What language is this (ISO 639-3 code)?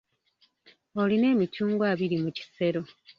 lug